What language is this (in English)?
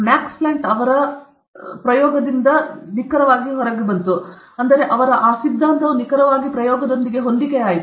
Kannada